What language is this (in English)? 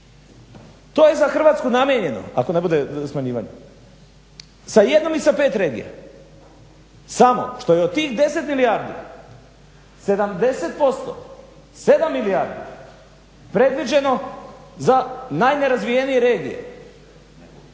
Croatian